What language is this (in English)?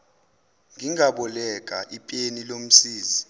Zulu